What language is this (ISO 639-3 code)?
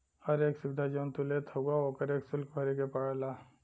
bho